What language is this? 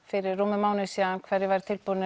Icelandic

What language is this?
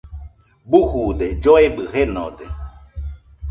Nüpode Huitoto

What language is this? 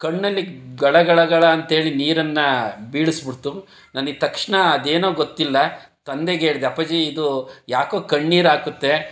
Kannada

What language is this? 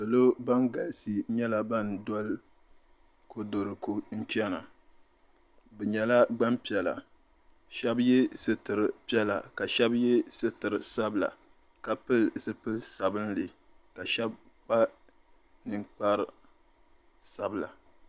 Dagbani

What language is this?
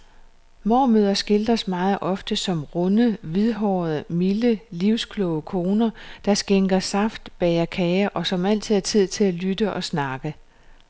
Danish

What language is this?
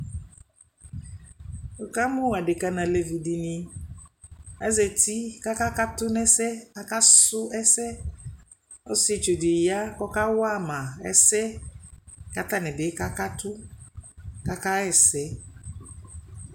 Ikposo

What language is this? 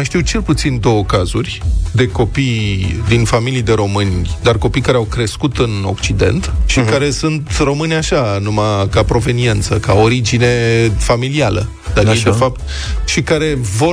Romanian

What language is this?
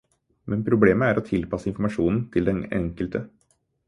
Norwegian Bokmål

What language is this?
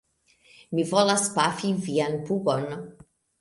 Esperanto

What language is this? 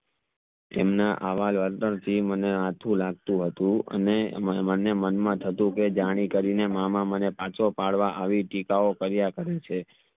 Gujarati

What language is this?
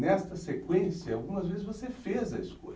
Portuguese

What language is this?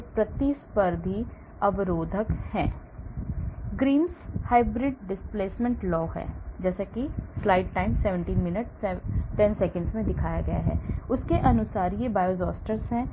Hindi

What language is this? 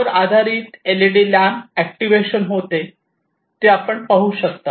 Marathi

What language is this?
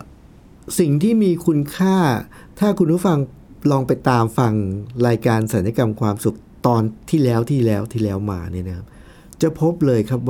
Thai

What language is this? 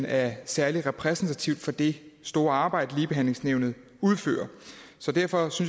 Danish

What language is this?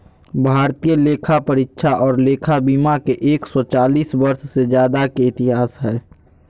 Magahi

